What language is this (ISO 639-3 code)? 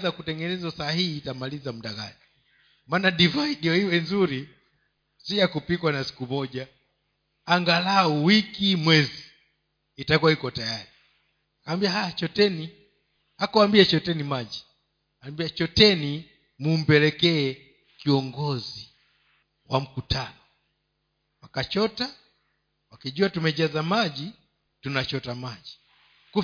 swa